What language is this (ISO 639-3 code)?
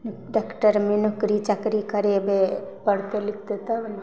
mai